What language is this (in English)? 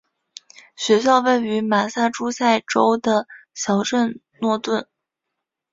Chinese